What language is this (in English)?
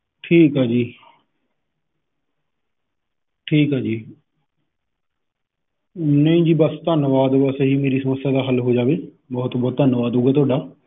Punjabi